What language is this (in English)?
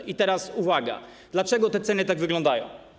Polish